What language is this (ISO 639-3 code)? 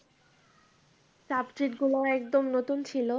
ben